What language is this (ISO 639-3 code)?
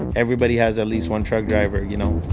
eng